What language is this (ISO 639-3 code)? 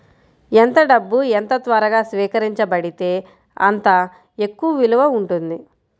tel